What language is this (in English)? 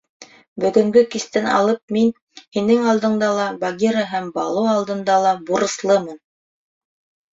Bashkir